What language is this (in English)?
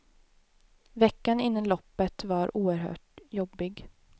Swedish